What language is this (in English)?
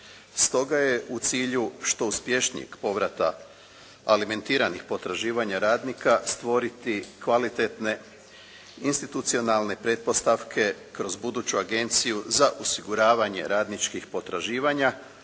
Croatian